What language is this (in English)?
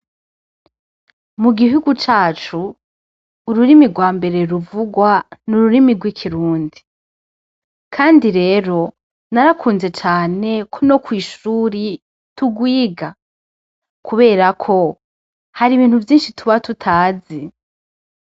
Rundi